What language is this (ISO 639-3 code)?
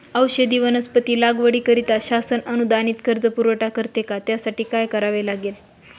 mar